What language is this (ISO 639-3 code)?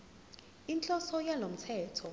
zul